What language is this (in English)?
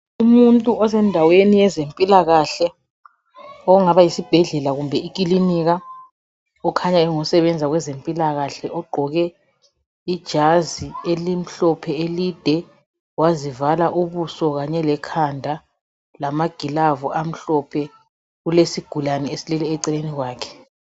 North Ndebele